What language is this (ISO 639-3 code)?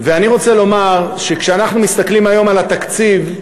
heb